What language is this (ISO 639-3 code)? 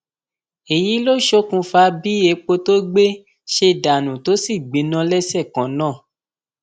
yor